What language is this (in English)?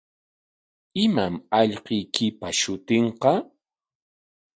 Corongo Ancash Quechua